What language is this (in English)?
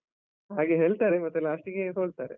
Kannada